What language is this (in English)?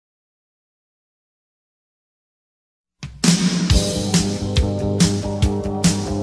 Romanian